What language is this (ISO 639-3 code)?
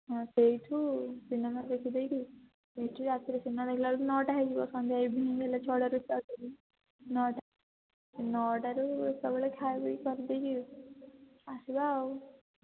ori